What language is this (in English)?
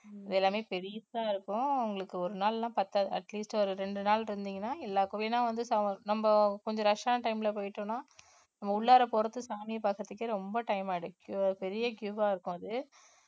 Tamil